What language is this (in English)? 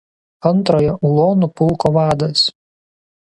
Lithuanian